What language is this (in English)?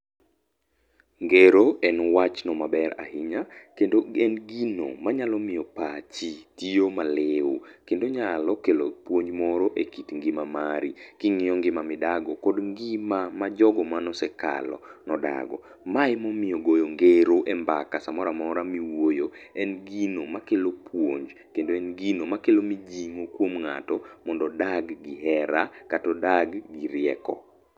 Luo (Kenya and Tanzania)